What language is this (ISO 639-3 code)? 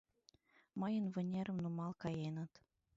chm